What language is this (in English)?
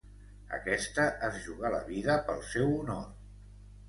Catalan